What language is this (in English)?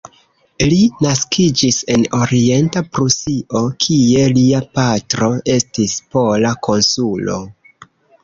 Esperanto